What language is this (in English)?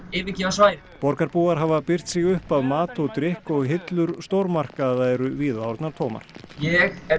Icelandic